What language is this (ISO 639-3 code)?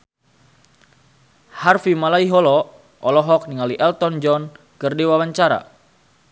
sun